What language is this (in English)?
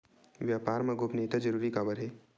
Chhattisgarhi